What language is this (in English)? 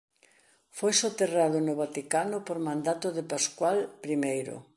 Galician